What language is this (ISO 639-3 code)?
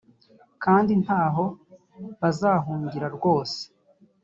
kin